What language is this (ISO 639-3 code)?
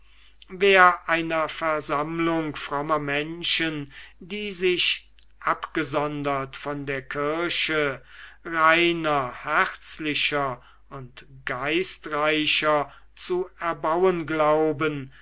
deu